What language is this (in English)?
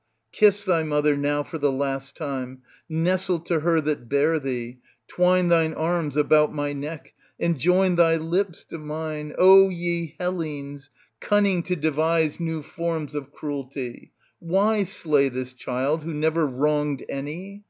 English